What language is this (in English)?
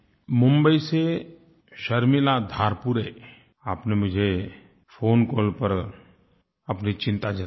Hindi